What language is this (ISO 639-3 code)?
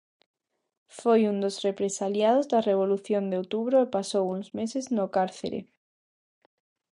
glg